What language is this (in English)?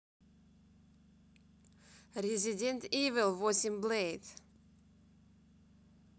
Russian